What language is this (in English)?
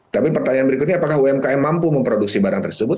Indonesian